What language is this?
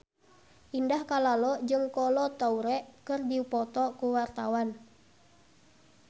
Sundanese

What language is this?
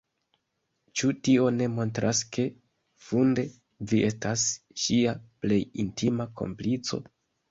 Esperanto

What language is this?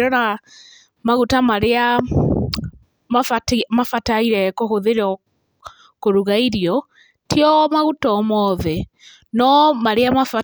Kikuyu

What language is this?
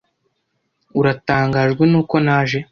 Kinyarwanda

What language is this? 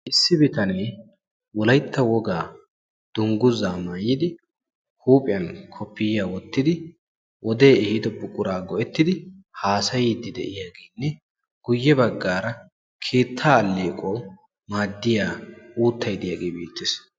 Wolaytta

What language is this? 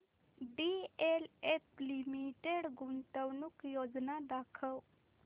Marathi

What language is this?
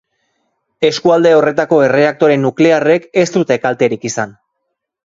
Basque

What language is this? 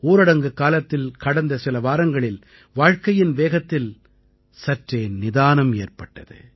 Tamil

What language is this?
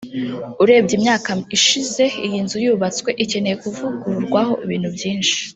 Kinyarwanda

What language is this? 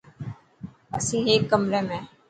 Dhatki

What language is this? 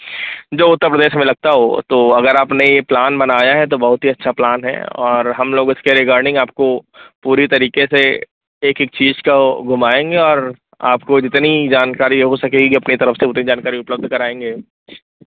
Hindi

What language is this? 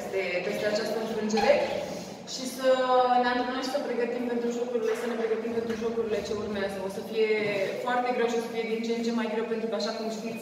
Romanian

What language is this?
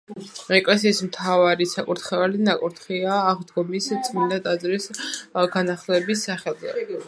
Georgian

